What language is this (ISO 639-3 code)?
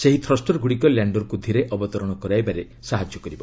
ori